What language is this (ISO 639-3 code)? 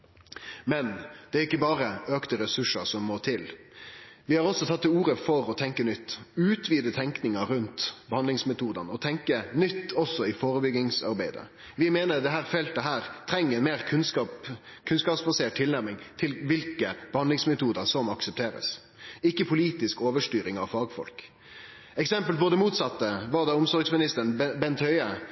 nno